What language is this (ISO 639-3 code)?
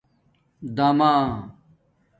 dmk